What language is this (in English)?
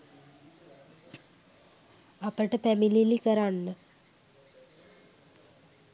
Sinhala